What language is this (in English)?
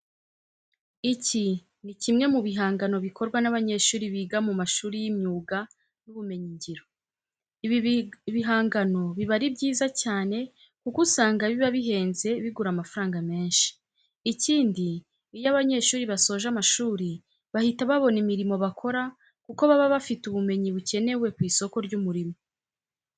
Kinyarwanda